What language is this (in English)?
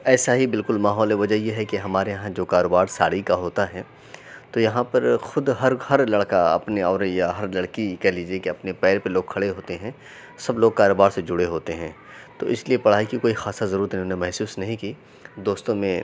Urdu